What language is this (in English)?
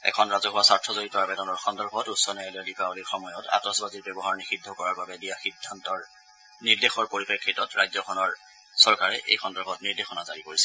Assamese